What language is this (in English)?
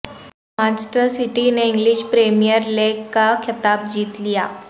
Urdu